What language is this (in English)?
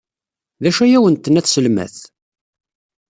Kabyle